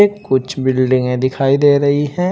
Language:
Hindi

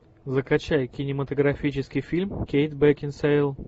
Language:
Russian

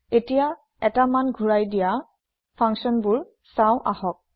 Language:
Assamese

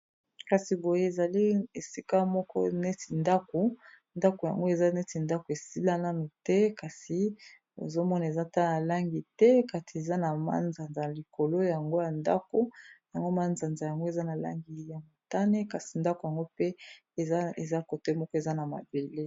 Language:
Lingala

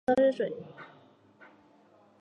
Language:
Chinese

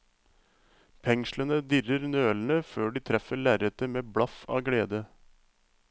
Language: Norwegian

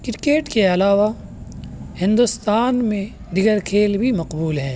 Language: Urdu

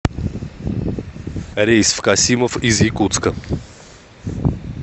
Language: Russian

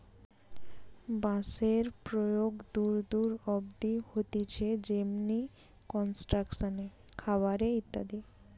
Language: Bangla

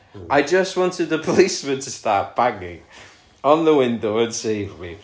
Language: English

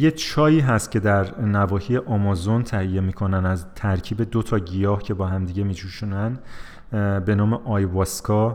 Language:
Persian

